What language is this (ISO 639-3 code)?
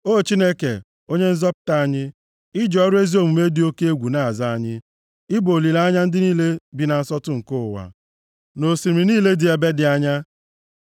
ibo